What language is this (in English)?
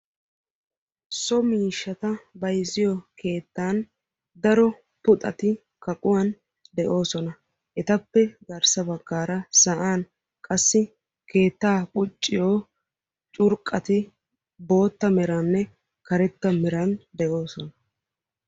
Wolaytta